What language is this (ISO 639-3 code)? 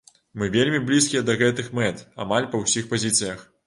bel